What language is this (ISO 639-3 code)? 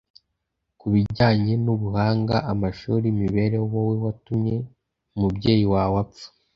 kin